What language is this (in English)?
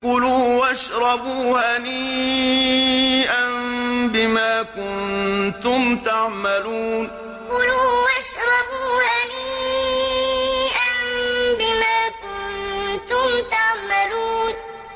Arabic